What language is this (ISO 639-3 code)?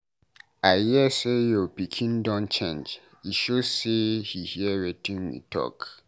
pcm